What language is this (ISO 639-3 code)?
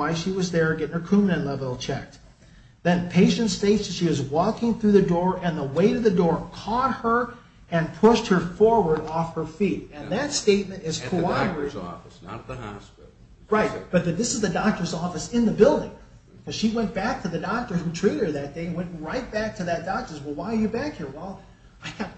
eng